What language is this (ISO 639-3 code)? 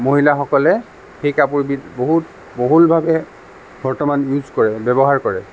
asm